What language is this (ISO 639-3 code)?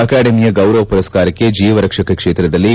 kan